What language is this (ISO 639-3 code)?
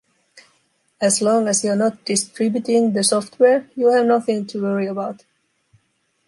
eng